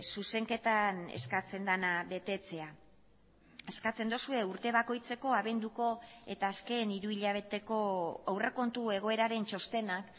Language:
Basque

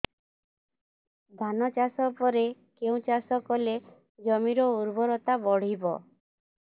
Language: Odia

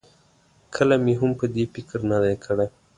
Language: Pashto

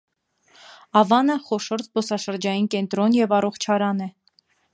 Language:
Armenian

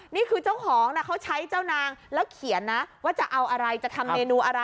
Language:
Thai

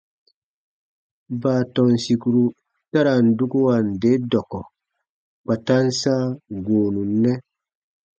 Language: Baatonum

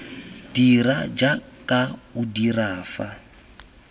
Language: Tswana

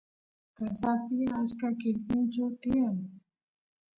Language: Santiago del Estero Quichua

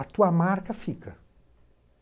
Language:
Portuguese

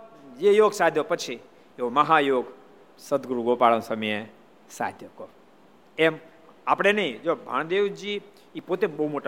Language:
Gujarati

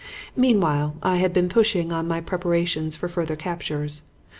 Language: English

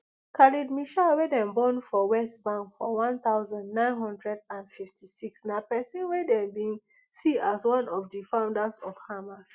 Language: Nigerian Pidgin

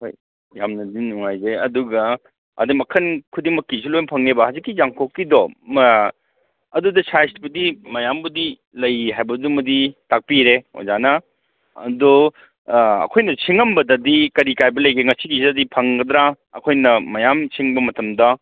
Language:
Manipuri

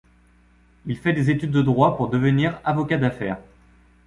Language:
French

